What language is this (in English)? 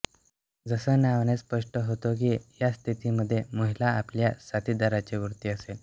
Marathi